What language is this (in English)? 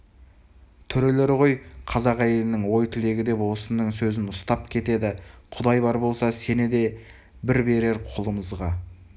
Kazakh